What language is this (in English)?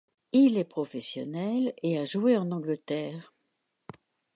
French